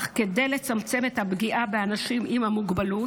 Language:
Hebrew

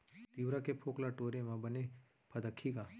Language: Chhattisgarhi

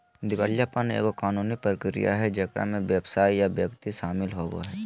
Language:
Magahi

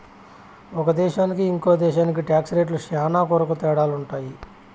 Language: Telugu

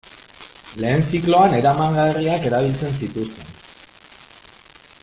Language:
Basque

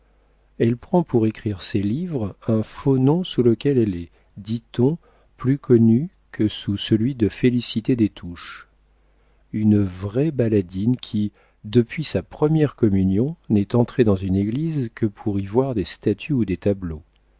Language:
French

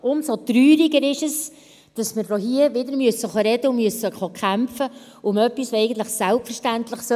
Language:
Swiss German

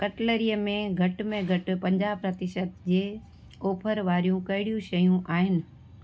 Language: Sindhi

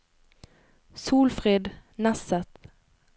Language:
Norwegian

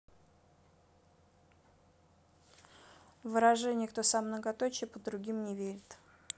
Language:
Russian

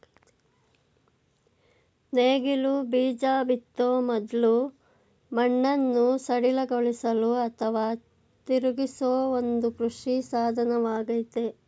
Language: Kannada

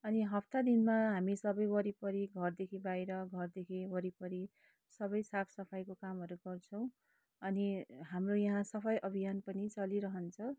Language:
Nepali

